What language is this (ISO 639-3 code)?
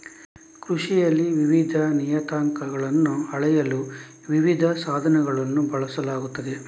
kan